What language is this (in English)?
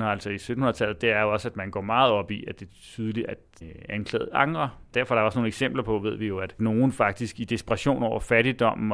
Danish